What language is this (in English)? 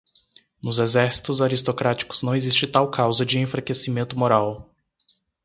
Portuguese